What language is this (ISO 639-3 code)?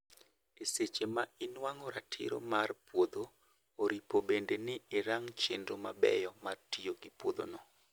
luo